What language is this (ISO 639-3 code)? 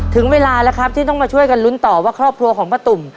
tha